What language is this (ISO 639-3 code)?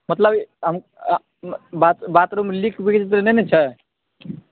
mai